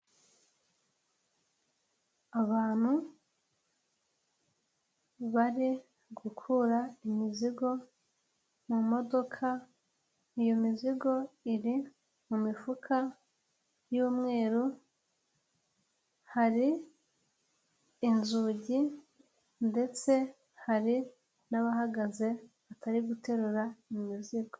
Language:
Kinyarwanda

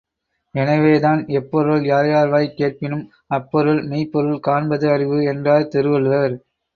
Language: Tamil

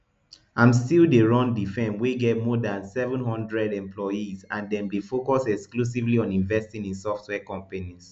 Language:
Nigerian Pidgin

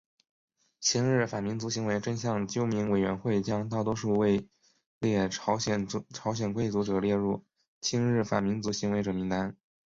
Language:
Chinese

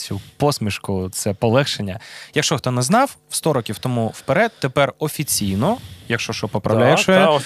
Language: Ukrainian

